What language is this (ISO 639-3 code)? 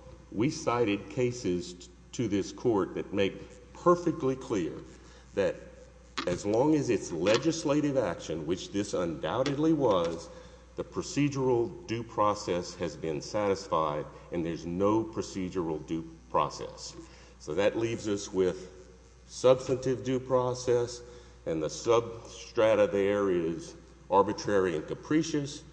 eng